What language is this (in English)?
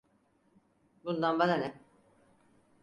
Turkish